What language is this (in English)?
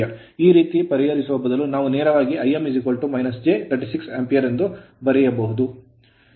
Kannada